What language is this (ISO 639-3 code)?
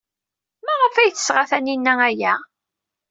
kab